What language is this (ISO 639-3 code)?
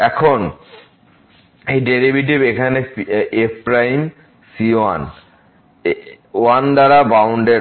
ben